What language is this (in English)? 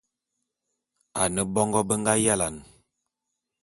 Bulu